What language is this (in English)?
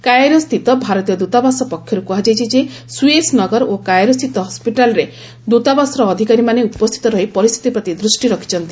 Odia